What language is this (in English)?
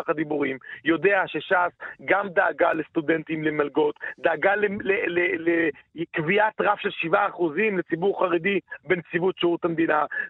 Hebrew